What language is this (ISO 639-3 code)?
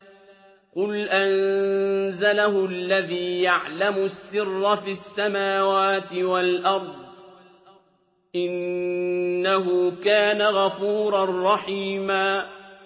ara